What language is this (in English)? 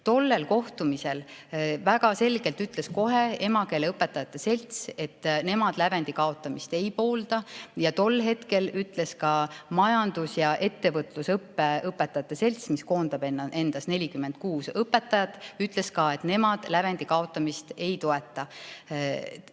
Estonian